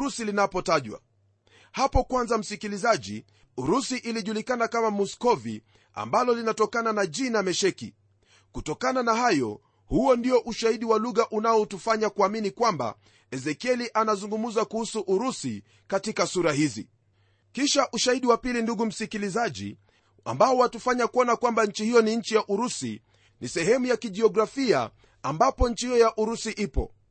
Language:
Swahili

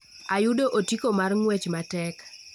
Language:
Luo (Kenya and Tanzania)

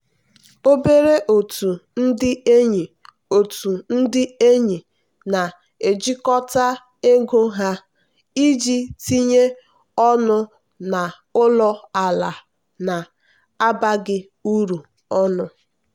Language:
Igbo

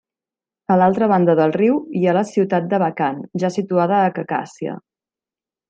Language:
Catalan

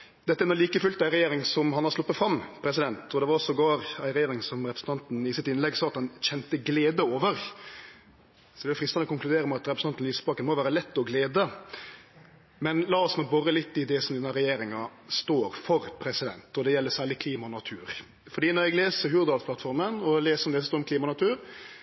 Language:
Norwegian Nynorsk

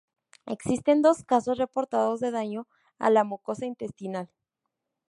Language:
Spanish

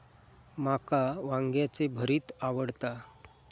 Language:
Marathi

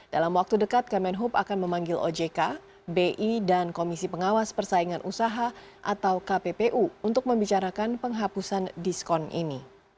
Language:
Indonesian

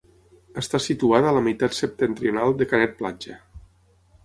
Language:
Catalan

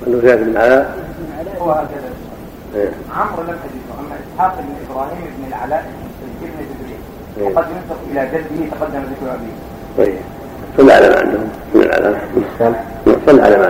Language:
Arabic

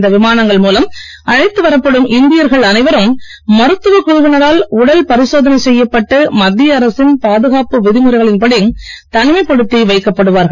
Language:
Tamil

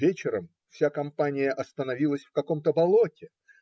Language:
Russian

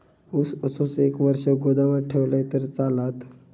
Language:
Marathi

